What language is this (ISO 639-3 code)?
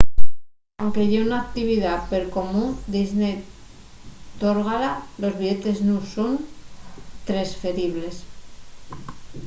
ast